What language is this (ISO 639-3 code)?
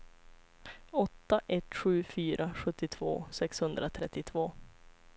swe